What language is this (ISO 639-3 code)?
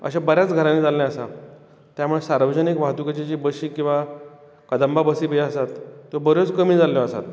kok